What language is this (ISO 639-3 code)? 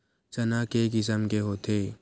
hne